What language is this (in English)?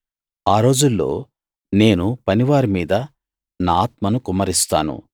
Telugu